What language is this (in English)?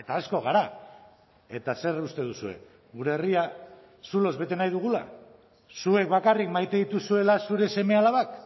Basque